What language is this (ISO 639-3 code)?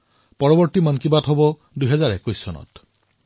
asm